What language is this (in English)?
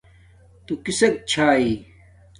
Domaaki